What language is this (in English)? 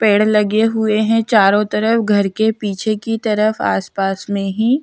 Hindi